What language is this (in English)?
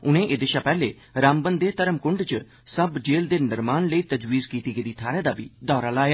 Dogri